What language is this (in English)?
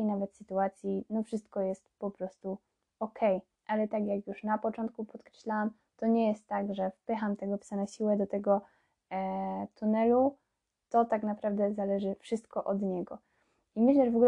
Polish